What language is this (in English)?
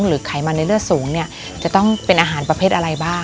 Thai